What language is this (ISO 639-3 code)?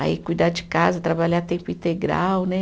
por